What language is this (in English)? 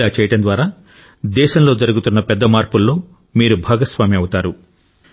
Telugu